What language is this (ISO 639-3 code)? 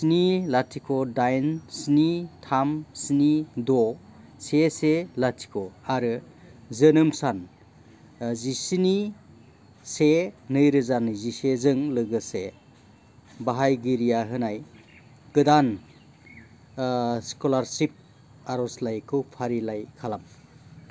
brx